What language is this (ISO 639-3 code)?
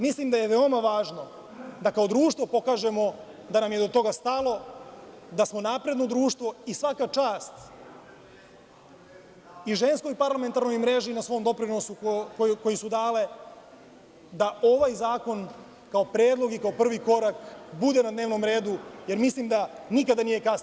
srp